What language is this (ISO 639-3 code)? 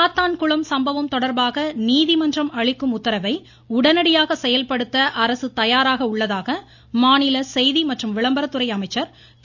tam